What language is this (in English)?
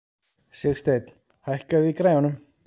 Icelandic